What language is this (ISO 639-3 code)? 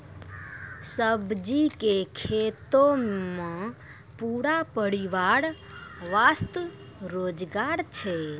mai